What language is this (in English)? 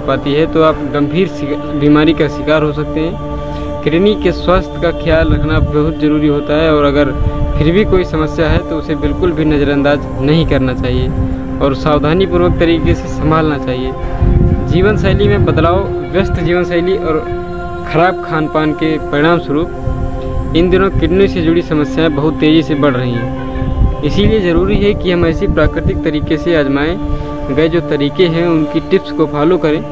Hindi